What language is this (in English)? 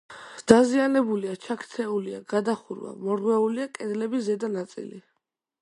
Georgian